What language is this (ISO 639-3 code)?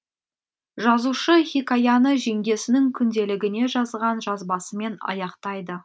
kaz